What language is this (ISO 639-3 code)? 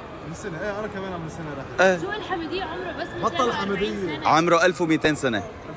ara